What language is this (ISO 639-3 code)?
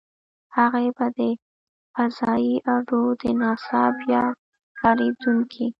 pus